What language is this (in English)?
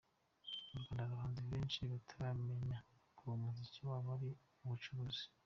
Kinyarwanda